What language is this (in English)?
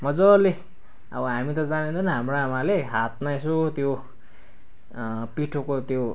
Nepali